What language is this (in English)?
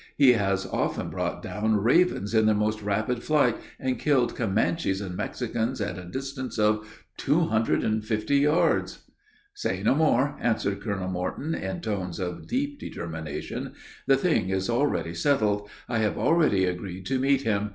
English